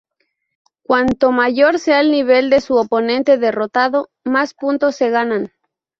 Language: Spanish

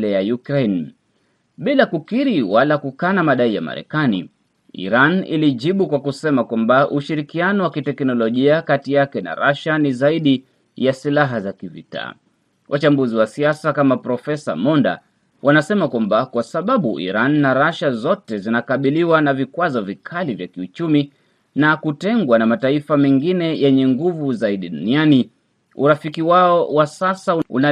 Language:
Swahili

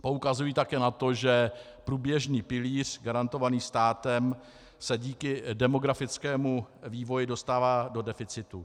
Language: Czech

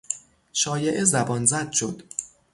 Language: Persian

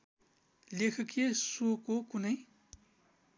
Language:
Nepali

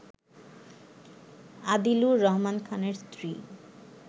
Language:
Bangla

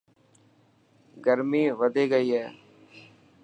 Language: Dhatki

